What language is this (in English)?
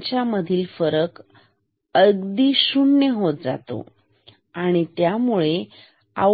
Marathi